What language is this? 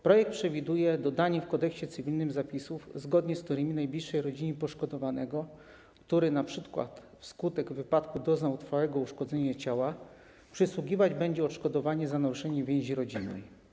Polish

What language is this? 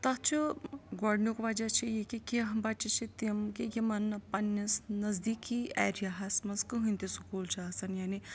Kashmiri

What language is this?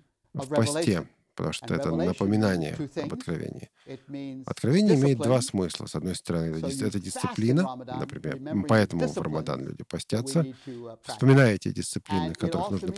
Russian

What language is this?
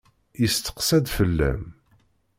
Kabyle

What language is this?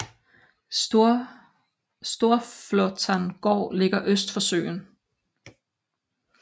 Danish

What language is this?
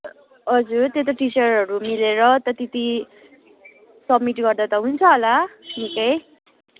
Nepali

